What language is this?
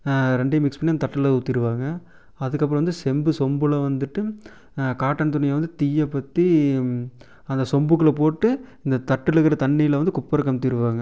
Tamil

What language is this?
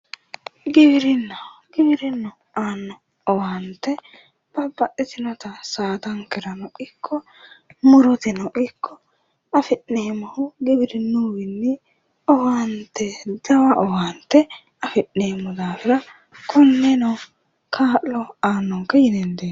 Sidamo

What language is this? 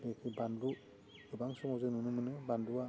Bodo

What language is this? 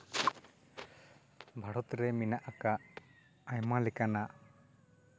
Santali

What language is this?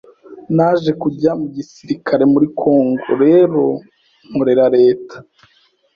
Kinyarwanda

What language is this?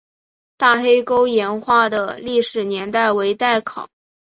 Chinese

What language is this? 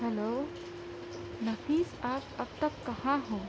Urdu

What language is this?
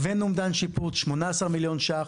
Hebrew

